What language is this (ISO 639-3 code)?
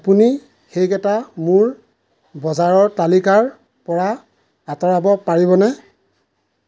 asm